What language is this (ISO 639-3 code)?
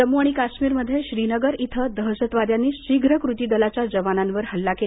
mar